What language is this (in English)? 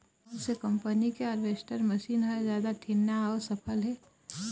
Chhattisgarhi